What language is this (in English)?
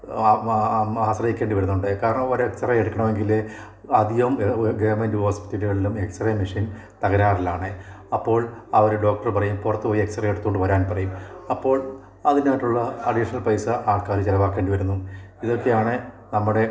Malayalam